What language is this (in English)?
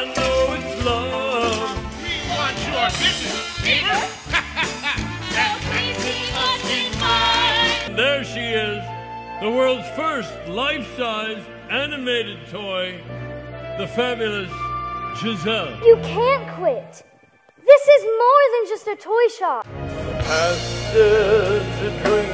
English